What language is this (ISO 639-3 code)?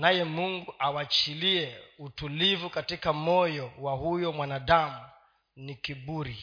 swa